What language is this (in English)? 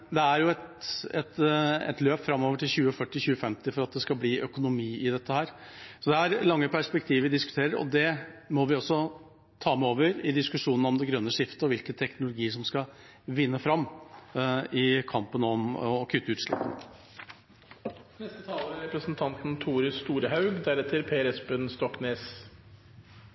Norwegian